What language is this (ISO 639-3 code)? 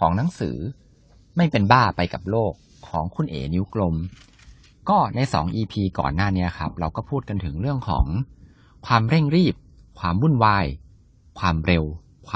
tha